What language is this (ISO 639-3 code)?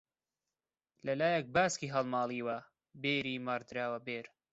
ckb